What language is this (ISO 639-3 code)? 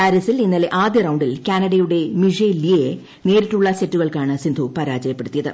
mal